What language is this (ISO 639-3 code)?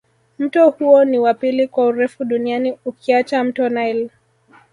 swa